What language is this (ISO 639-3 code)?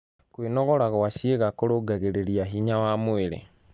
kik